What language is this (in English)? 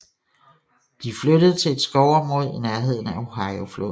Danish